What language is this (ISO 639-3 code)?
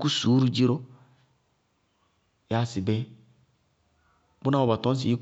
bqg